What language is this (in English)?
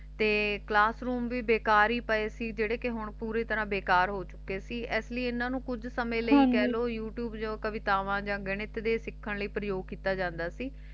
Punjabi